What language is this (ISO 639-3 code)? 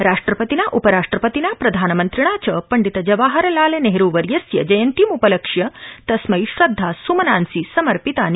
san